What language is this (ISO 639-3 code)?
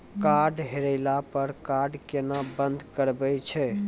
mai